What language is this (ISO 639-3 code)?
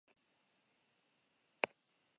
eus